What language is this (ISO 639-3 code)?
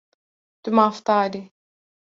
kur